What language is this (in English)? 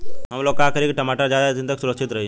Bhojpuri